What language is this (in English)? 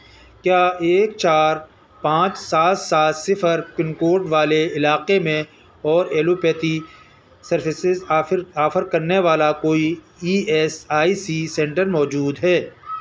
Urdu